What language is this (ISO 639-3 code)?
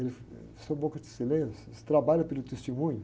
por